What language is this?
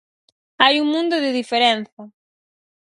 Galician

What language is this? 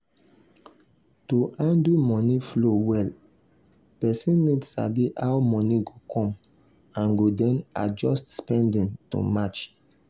Nigerian Pidgin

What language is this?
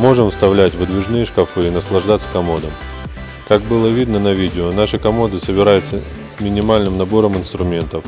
Russian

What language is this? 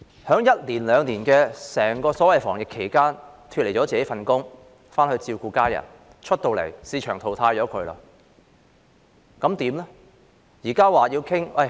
Cantonese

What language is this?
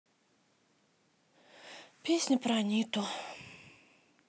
Russian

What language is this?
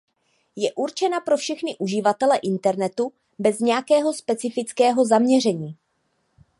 Czech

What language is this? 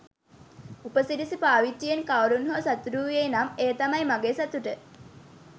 Sinhala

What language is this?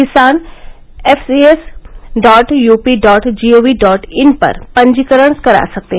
Hindi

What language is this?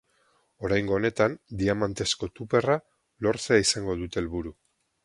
Basque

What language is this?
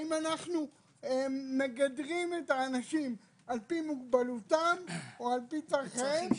Hebrew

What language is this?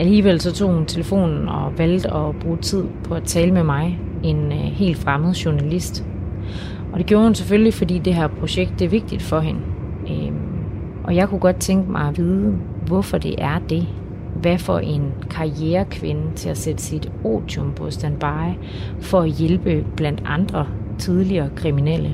Danish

